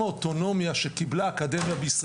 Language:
Hebrew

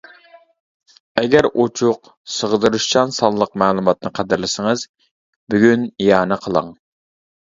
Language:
Uyghur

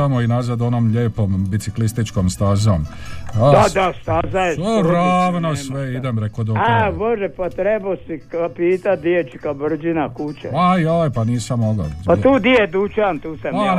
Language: Croatian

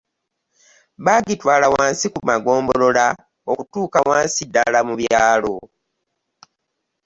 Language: Ganda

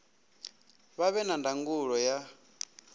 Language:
Venda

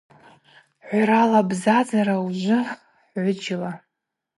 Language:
Abaza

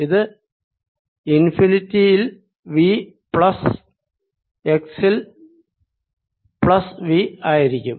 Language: Malayalam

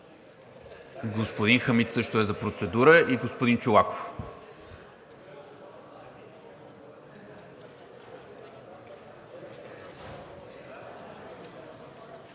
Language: Bulgarian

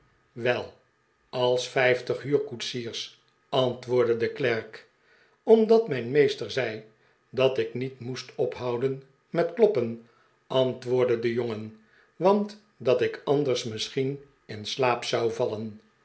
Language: Dutch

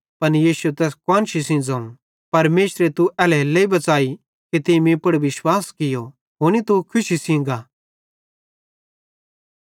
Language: Bhadrawahi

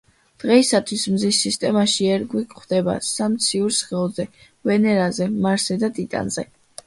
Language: Georgian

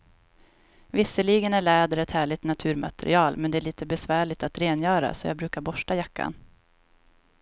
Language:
Swedish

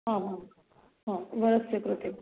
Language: Sanskrit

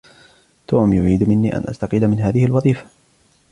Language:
Arabic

